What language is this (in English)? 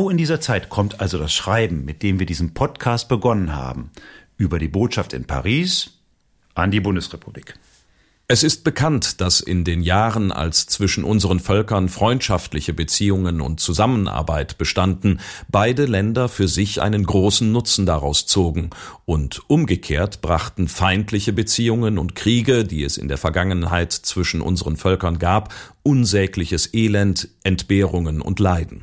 German